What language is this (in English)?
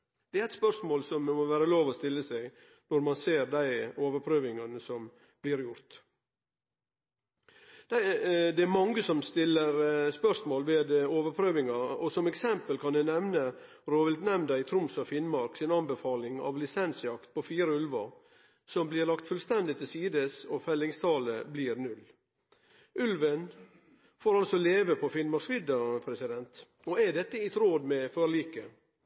Norwegian Nynorsk